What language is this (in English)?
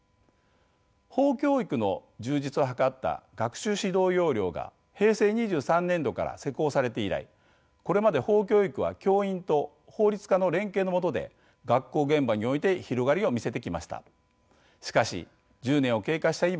Japanese